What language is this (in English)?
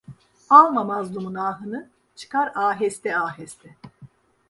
Turkish